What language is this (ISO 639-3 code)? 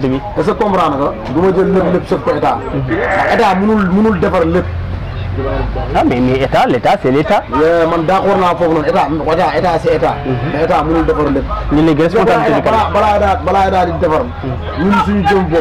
ara